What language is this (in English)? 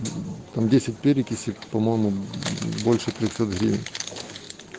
Russian